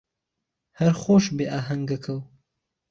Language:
Central Kurdish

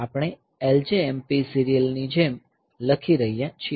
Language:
Gujarati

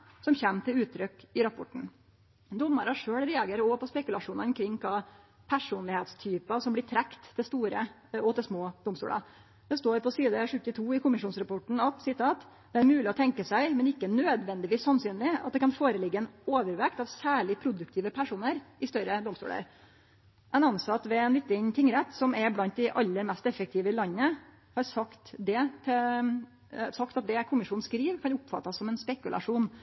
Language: Norwegian Nynorsk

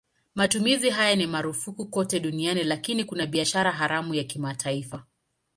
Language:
Swahili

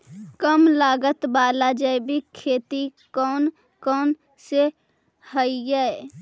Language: Magahi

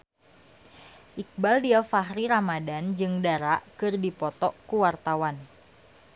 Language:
Sundanese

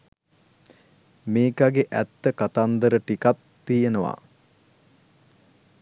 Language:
Sinhala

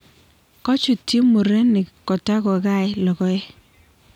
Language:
Kalenjin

